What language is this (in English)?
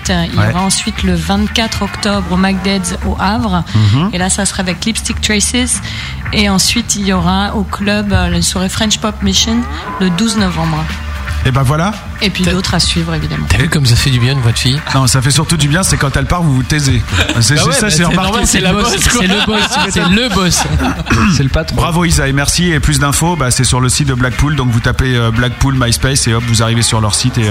French